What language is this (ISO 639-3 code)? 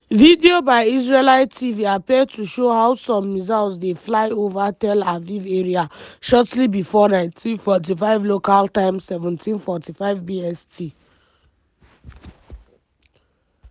pcm